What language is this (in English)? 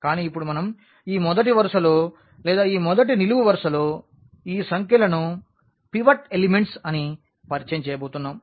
Telugu